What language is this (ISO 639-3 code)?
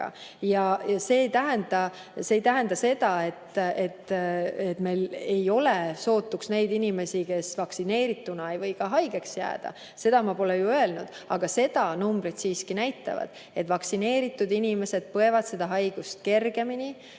est